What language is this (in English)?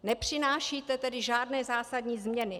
Czech